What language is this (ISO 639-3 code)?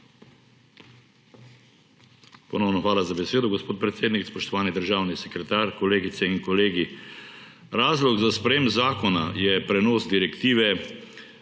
slv